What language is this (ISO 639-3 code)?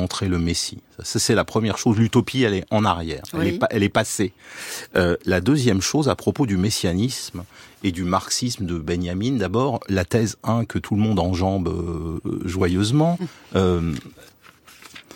fra